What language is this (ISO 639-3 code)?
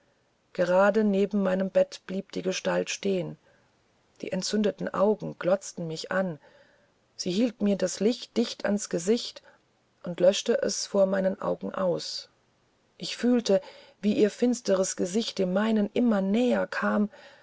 deu